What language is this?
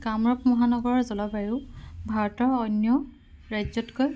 Assamese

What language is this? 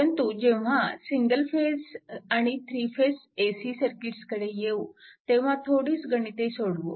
Marathi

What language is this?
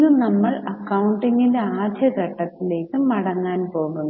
Malayalam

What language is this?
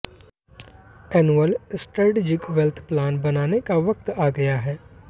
Hindi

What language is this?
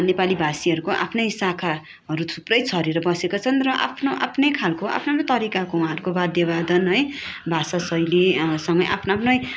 Nepali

